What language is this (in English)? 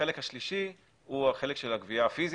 Hebrew